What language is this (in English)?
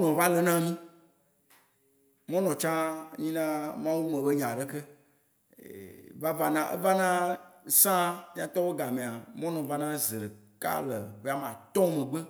Waci Gbe